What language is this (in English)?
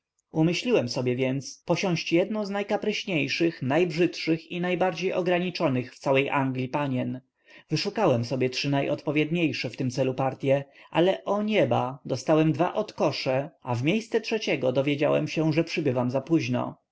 Polish